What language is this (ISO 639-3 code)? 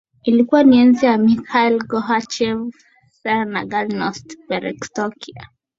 swa